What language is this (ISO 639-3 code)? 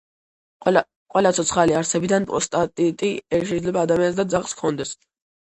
kat